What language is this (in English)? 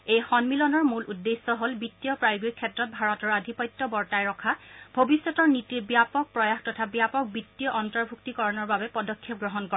Assamese